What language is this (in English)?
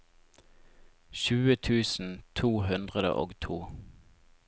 Norwegian